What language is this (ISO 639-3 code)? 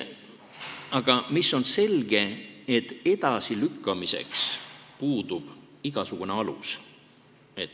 est